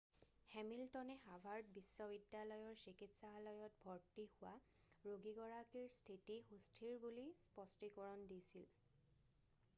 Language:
Assamese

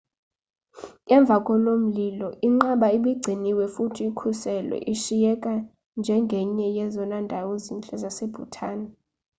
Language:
Xhosa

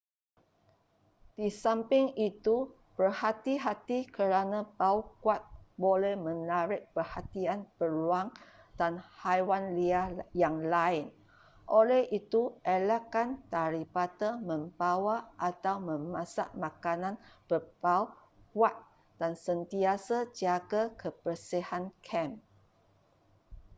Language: Malay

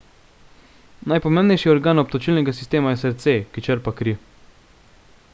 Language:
Slovenian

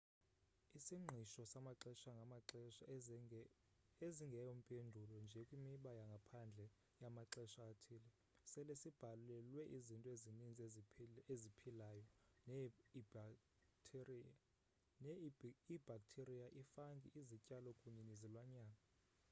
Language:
Xhosa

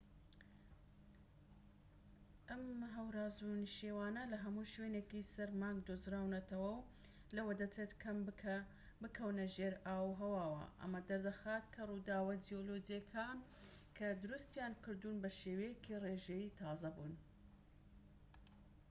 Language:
Central Kurdish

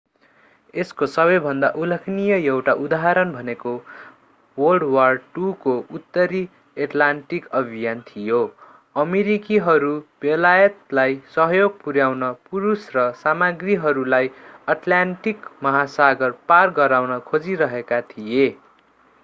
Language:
Nepali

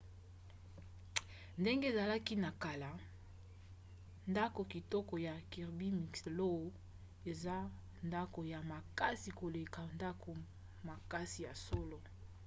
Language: Lingala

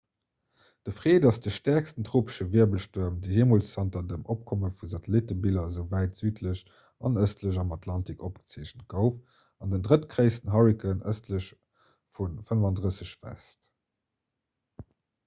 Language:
Luxembourgish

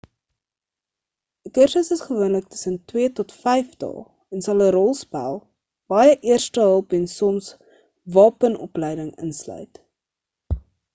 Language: Afrikaans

